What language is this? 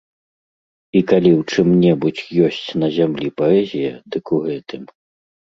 Belarusian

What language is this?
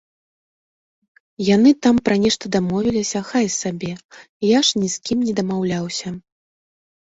Belarusian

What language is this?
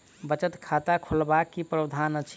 Maithili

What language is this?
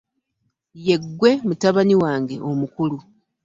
Ganda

